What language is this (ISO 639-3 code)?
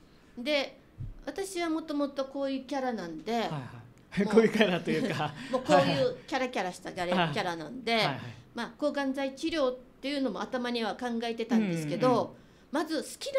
jpn